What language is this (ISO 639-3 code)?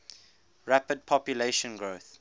eng